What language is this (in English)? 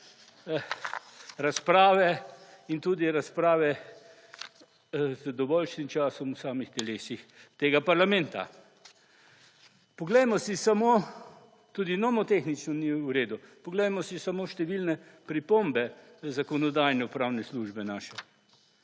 Slovenian